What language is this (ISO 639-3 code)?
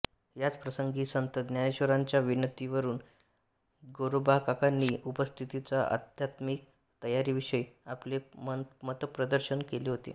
mar